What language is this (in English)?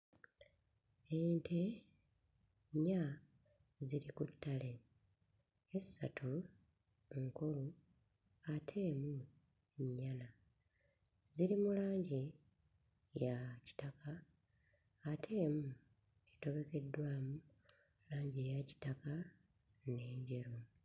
Ganda